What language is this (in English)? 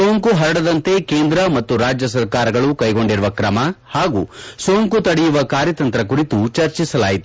Kannada